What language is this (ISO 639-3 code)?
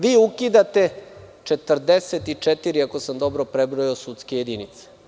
srp